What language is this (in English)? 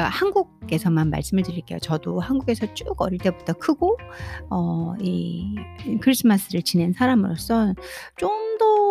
Korean